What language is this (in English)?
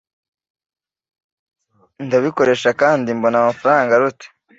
Kinyarwanda